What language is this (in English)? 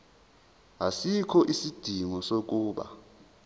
Zulu